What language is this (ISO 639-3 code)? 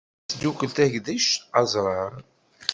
kab